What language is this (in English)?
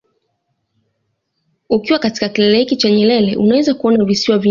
Swahili